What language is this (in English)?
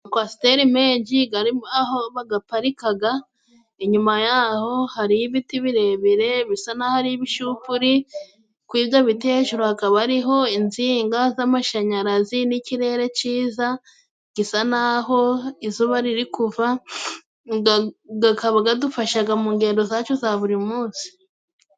Kinyarwanda